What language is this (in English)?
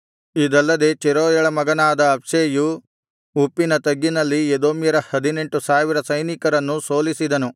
Kannada